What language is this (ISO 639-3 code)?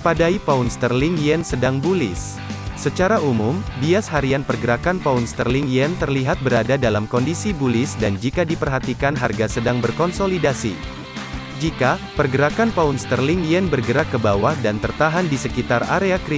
ind